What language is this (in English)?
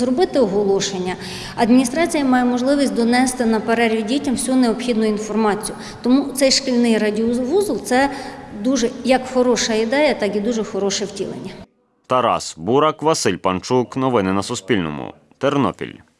Ukrainian